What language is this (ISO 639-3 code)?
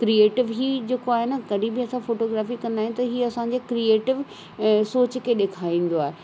snd